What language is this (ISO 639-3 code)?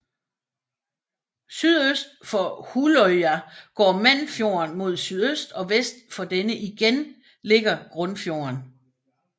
dan